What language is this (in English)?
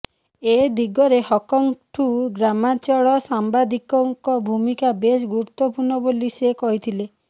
Odia